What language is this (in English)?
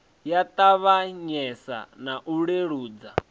Venda